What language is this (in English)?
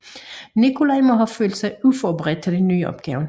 Danish